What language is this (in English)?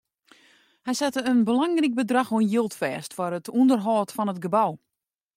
Western Frisian